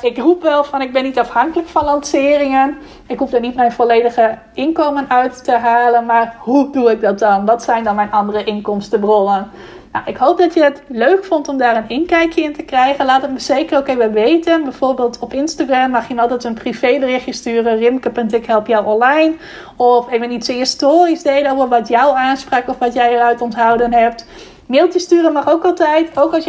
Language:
Dutch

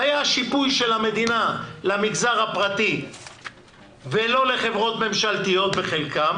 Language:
Hebrew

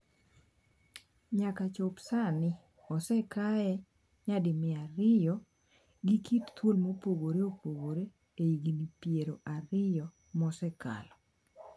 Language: Luo (Kenya and Tanzania)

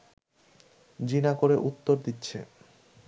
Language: Bangla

